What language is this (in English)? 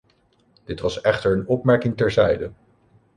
Dutch